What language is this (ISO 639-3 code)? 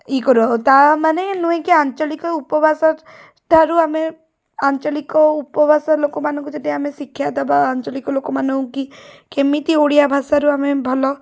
ori